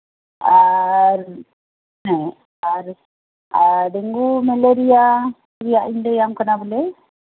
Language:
Santali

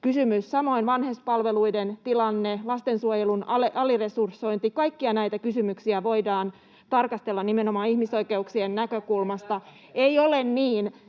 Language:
Finnish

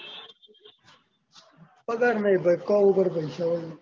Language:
Gujarati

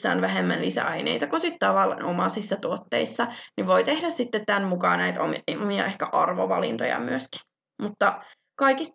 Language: Finnish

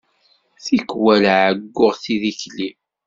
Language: Kabyle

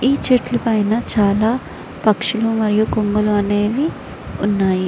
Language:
Telugu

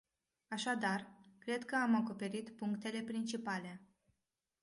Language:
Romanian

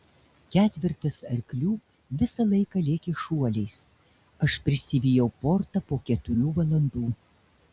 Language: Lithuanian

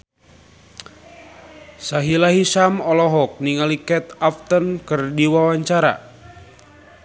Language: Sundanese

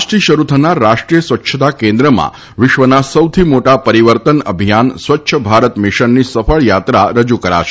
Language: Gujarati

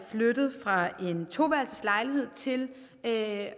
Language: Danish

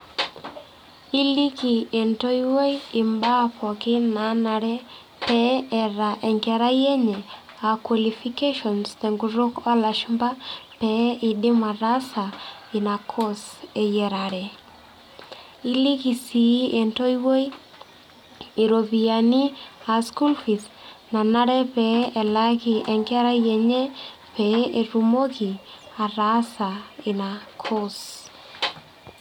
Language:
Masai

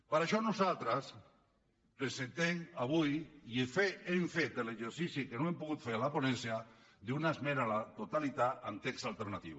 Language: Catalan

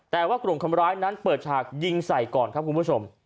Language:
Thai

